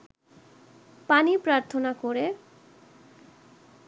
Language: Bangla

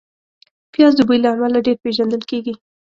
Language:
Pashto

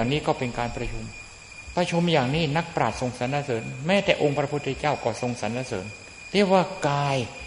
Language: Thai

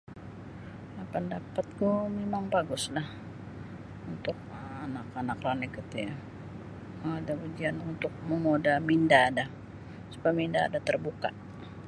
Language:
Sabah Bisaya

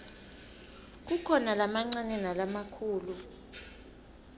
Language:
Swati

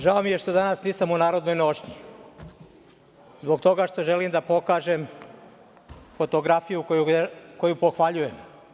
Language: Serbian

